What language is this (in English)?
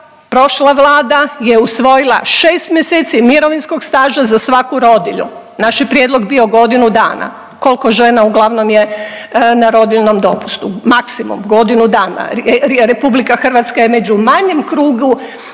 Croatian